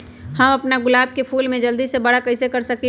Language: Magahi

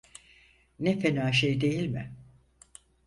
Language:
Turkish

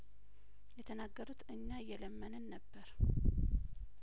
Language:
Amharic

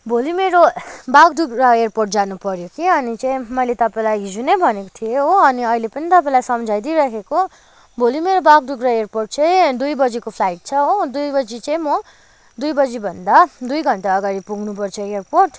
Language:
Nepali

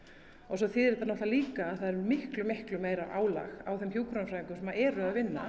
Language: Icelandic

